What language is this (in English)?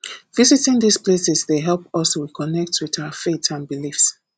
Nigerian Pidgin